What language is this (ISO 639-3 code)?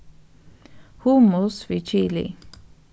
fao